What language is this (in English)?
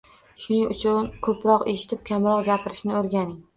Uzbek